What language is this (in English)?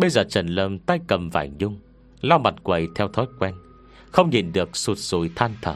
Vietnamese